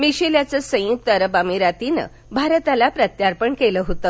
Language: Marathi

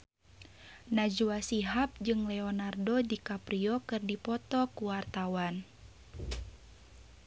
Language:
Sundanese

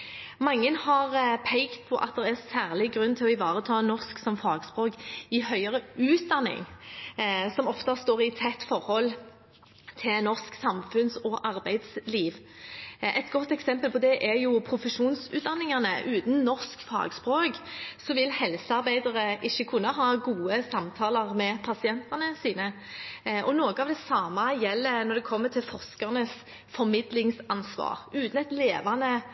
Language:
Norwegian Bokmål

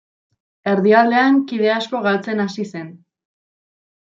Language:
Basque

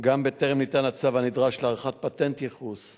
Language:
Hebrew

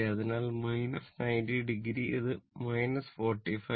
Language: Malayalam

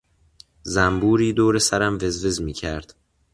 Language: Persian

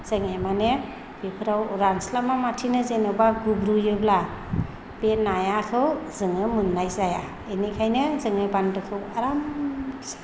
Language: Bodo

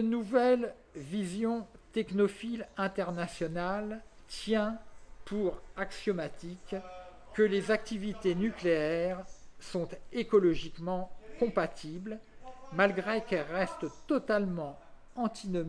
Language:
French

